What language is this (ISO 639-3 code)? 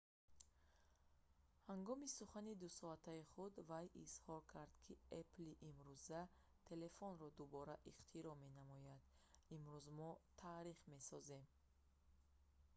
tgk